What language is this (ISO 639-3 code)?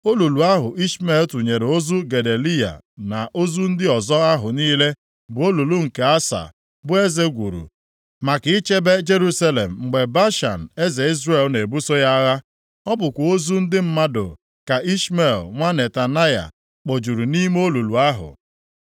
ibo